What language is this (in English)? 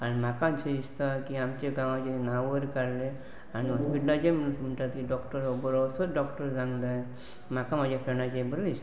Konkani